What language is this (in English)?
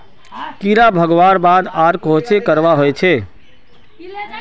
Magahi